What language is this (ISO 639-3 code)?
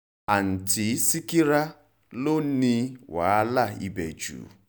yor